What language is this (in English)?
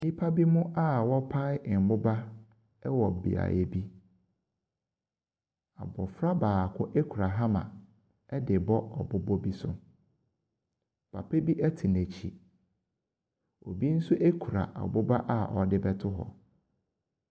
Akan